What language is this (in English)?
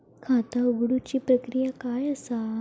Marathi